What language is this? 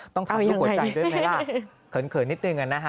Thai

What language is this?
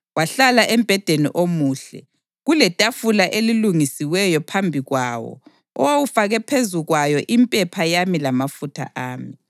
North Ndebele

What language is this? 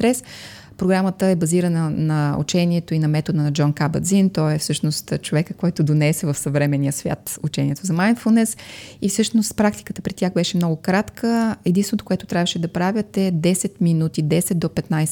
Bulgarian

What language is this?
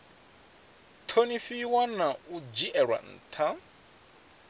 Venda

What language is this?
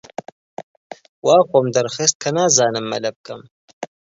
Central Kurdish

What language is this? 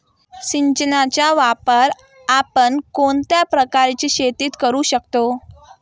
Marathi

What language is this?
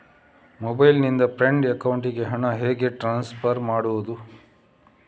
Kannada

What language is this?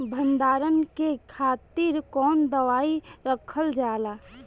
Bhojpuri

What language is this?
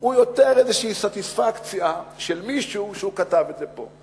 Hebrew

